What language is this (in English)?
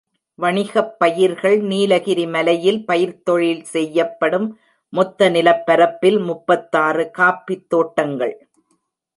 Tamil